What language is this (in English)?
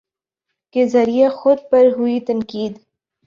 Urdu